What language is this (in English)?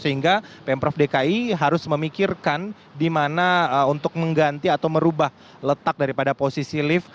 Indonesian